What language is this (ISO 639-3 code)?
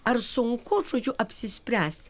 lit